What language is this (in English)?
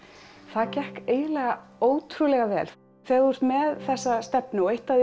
Icelandic